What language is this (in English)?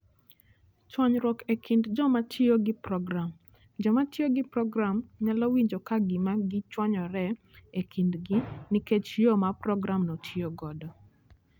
Luo (Kenya and Tanzania)